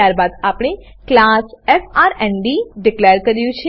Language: Gujarati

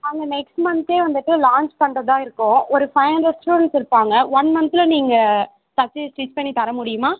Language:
Tamil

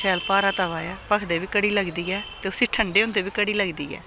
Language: Dogri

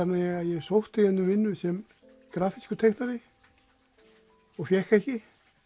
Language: Icelandic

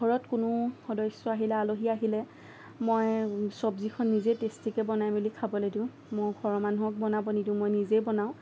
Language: Assamese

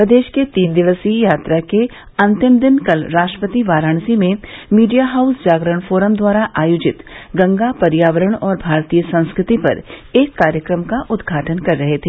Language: Hindi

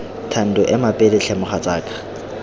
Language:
Tswana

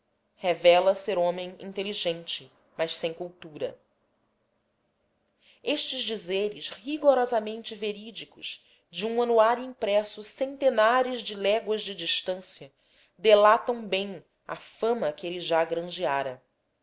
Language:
Portuguese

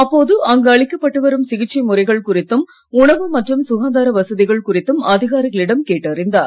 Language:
Tamil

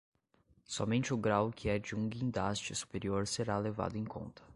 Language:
Portuguese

